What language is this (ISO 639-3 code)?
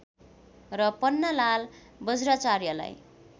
nep